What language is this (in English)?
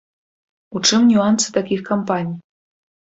Belarusian